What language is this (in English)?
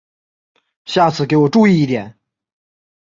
Chinese